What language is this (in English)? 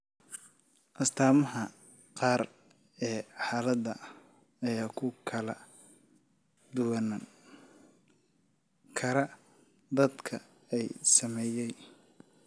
Somali